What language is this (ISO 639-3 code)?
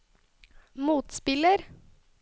nor